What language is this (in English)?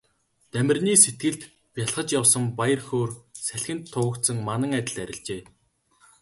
Mongolian